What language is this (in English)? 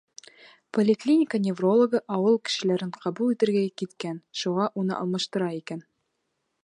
Bashkir